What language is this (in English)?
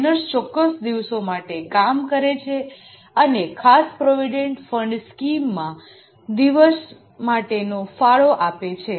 Gujarati